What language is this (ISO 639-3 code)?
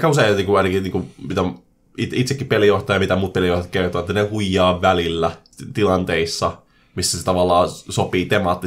fin